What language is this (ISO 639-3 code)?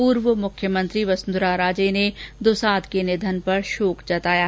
hin